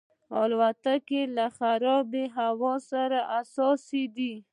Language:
Pashto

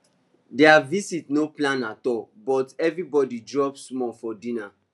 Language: Nigerian Pidgin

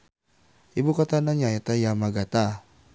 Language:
Sundanese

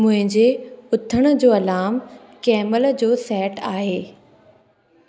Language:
Sindhi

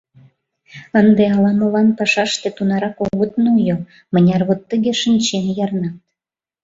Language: Mari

